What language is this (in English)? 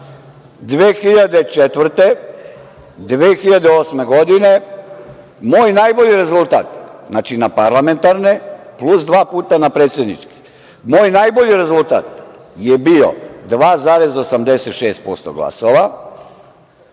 Serbian